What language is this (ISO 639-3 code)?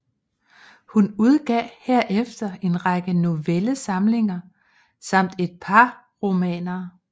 dan